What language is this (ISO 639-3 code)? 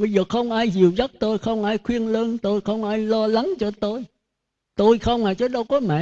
vie